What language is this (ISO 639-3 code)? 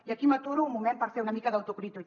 cat